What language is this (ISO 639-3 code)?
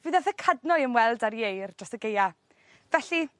cym